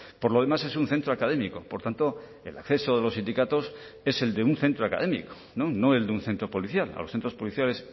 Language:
Spanish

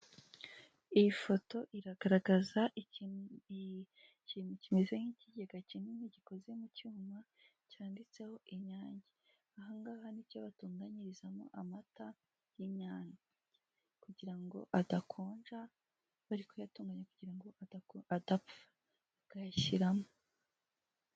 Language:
Kinyarwanda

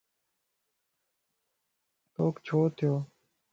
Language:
Lasi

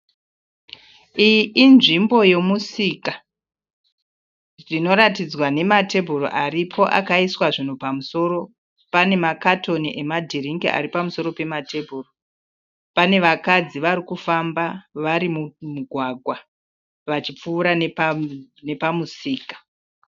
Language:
Shona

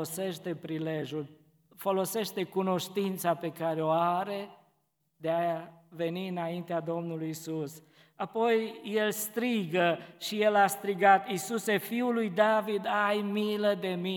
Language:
Romanian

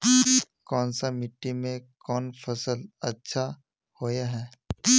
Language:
Magahi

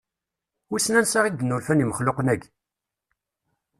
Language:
Kabyle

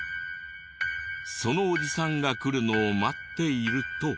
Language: Japanese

